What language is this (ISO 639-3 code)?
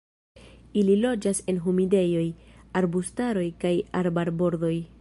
epo